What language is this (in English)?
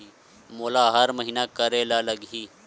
Chhattisgarhi